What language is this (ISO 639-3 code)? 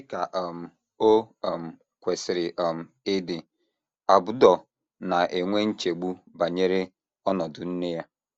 ibo